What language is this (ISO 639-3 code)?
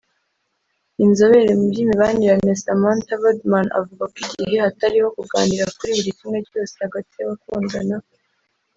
kin